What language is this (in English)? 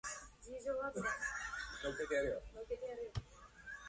Japanese